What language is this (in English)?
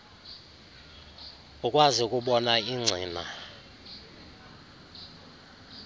Xhosa